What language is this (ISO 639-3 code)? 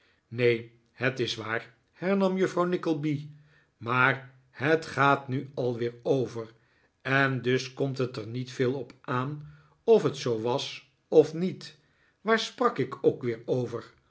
nld